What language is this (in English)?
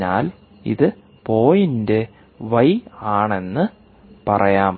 Malayalam